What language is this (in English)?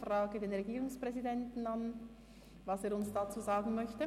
Swiss German